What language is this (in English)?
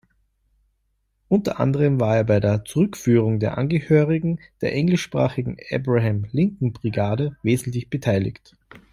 German